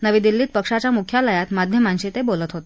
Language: Marathi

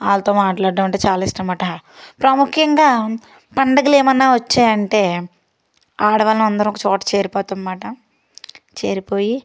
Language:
Telugu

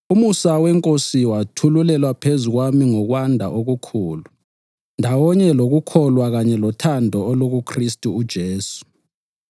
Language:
North Ndebele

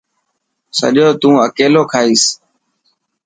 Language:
Dhatki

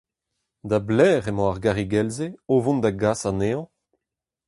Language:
Breton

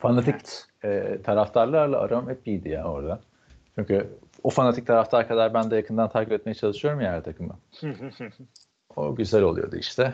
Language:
Turkish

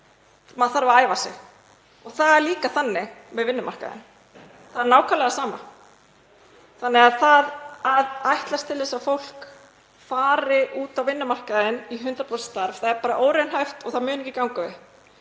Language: Icelandic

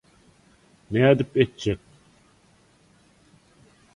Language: Turkmen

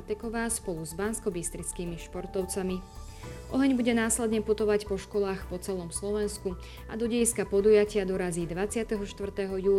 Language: Slovak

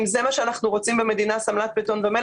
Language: Hebrew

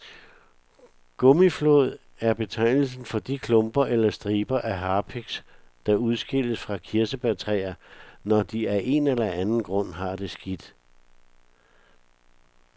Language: Danish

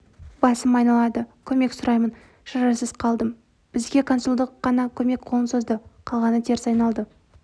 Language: Kazakh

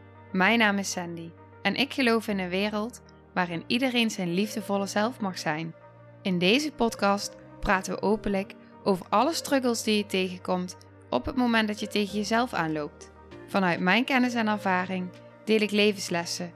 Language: Dutch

